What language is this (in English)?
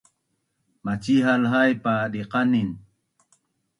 Bunun